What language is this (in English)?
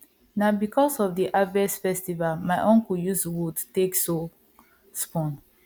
Nigerian Pidgin